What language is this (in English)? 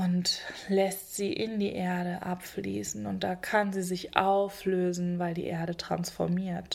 German